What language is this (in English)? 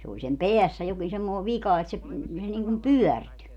Finnish